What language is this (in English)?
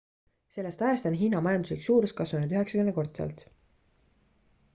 Estonian